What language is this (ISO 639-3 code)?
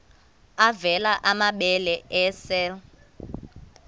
xho